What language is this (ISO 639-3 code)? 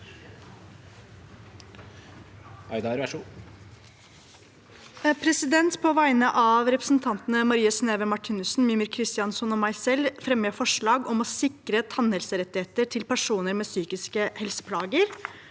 nor